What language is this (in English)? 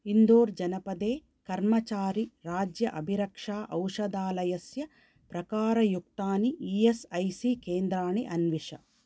Sanskrit